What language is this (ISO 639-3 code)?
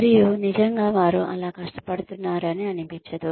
tel